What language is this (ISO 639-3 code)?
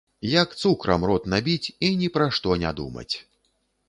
bel